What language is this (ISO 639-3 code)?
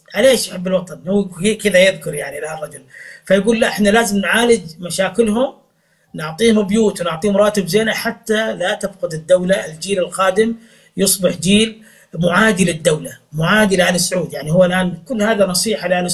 ara